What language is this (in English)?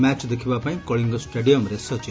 Odia